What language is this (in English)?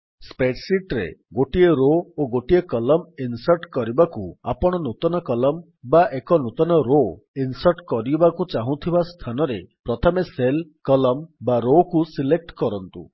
Odia